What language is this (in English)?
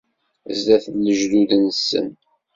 Kabyle